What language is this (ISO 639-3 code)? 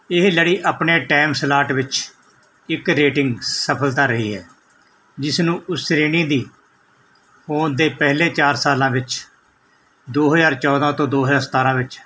pan